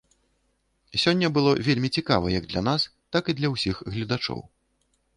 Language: Belarusian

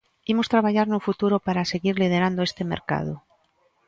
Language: Galician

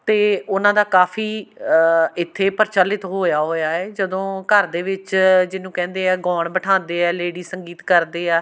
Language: Punjabi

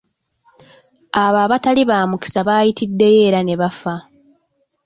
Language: Ganda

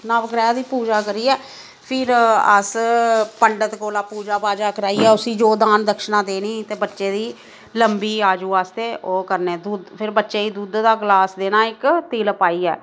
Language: Dogri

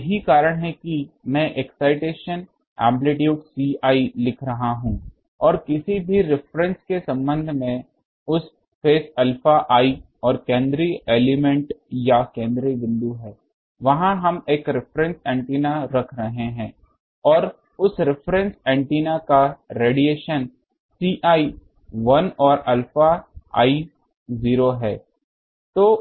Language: Hindi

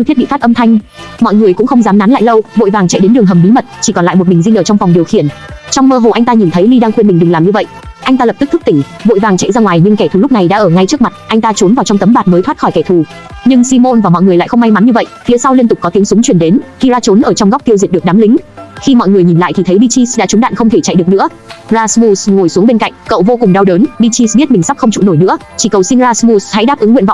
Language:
Vietnamese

